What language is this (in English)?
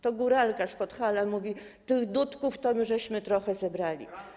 Polish